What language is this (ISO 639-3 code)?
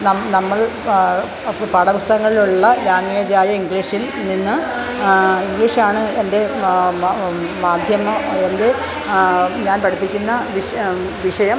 mal